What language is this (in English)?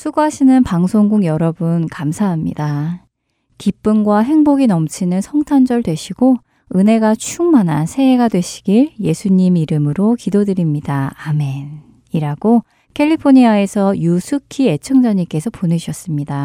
Korean